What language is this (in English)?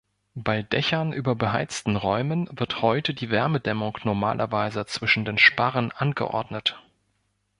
German